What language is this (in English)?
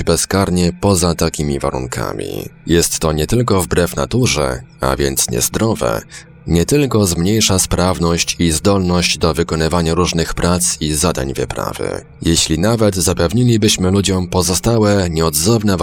Polish